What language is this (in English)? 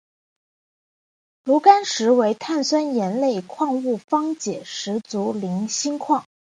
Chinese